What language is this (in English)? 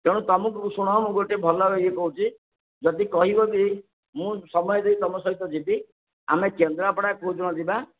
Odia